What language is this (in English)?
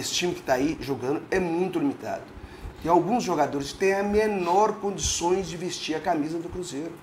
Portuguese